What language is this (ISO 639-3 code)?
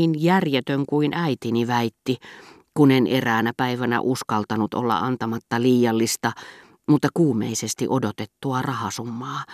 fin